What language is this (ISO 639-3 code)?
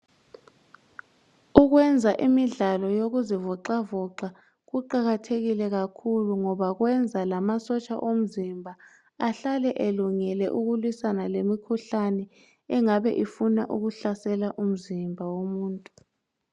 nde